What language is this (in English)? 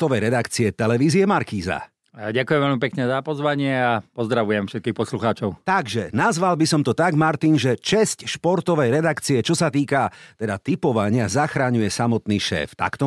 Slovak